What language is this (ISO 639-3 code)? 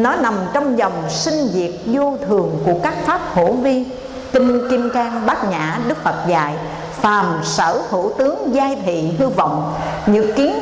vie